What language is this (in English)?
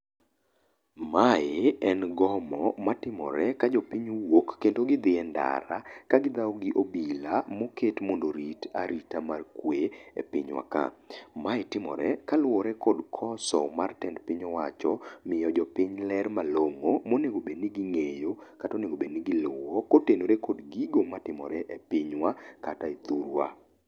Luo (Kenya and Tanzania)